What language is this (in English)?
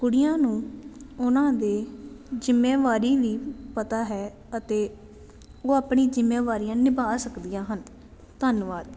Punjabi